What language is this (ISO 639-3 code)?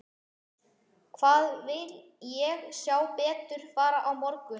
isl